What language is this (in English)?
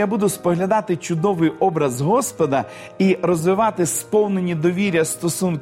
Ukrainian